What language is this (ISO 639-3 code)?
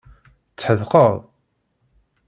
kab